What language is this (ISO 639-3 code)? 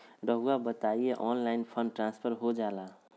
mag